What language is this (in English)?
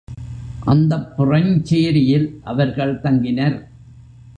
Tamil